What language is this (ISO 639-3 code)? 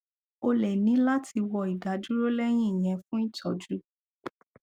yor